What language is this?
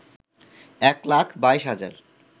Bangla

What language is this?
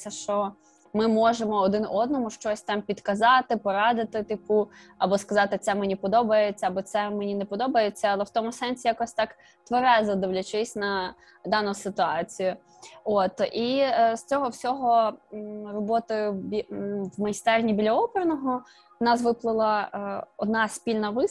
Ukrainian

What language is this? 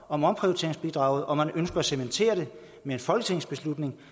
Danish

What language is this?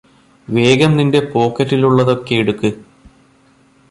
Malayalam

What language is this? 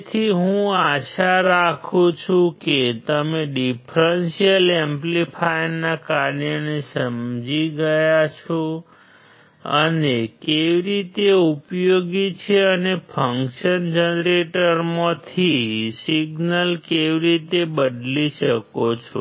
Gujarati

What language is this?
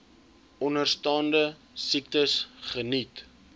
Afrikaans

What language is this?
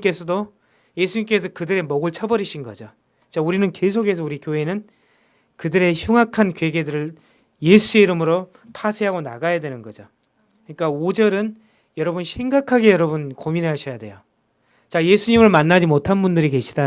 Korean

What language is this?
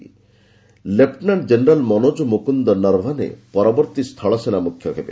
Odia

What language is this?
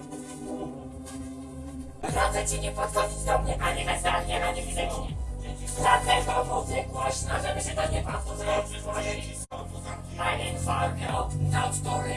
Polish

